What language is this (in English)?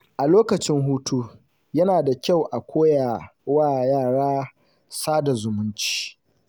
Hausa